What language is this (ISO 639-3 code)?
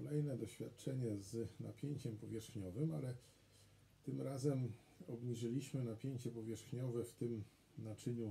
pol